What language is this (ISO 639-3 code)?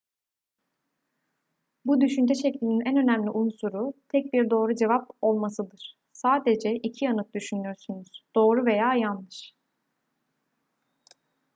tur